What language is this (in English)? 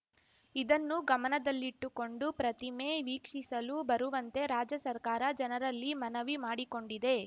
Kannada